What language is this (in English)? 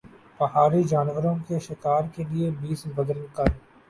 Urdu